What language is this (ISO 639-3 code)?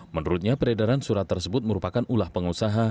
ind